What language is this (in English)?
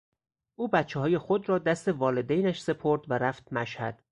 Persian